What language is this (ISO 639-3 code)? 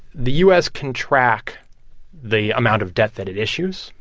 eng